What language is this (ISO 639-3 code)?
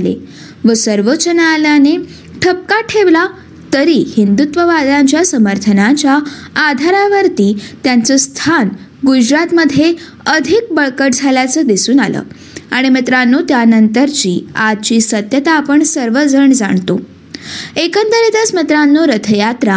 mar